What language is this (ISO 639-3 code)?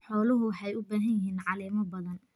som